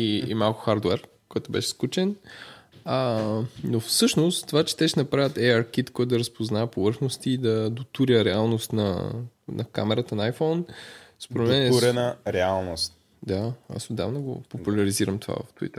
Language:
Bulgarian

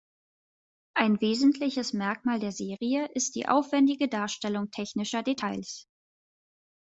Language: German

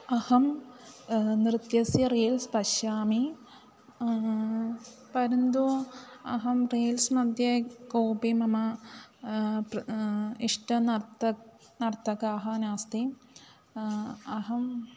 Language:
Sanskrit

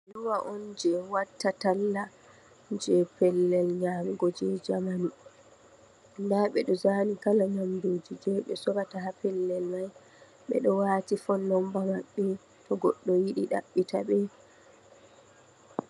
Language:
Fula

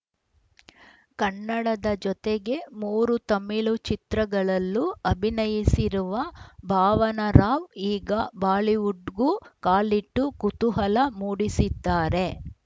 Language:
Kannada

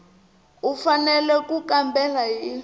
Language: Tsonga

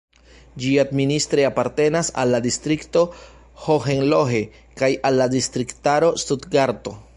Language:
Esperanto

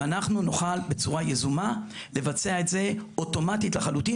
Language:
Hebrew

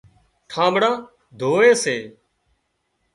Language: Wadiyara Koli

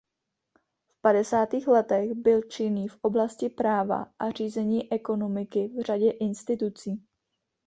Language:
Czech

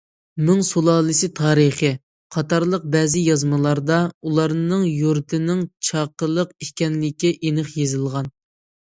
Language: Uyghur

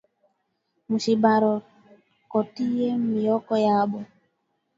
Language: Swahili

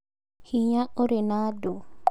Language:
Kikuyu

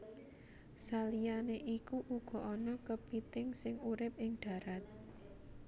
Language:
Javanese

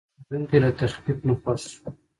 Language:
Pashto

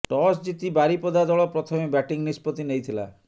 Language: Odia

